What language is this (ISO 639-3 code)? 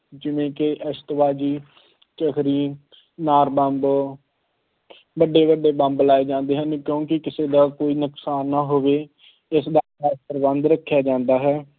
pan